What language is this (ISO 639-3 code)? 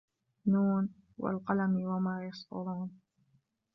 ara